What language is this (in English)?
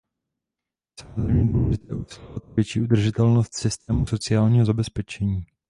Czech